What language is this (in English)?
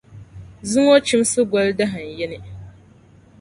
Dagbani